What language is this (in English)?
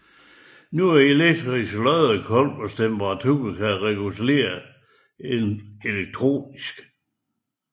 Danish